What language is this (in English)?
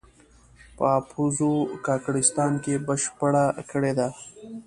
Pashto